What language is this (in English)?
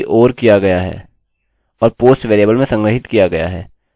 Hindi